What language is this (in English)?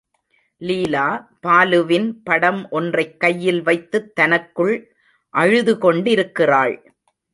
Tamil